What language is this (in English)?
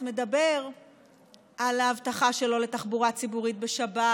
Hebrew